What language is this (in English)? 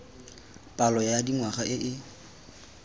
Tswana